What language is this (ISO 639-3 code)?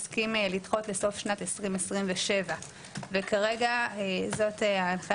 heb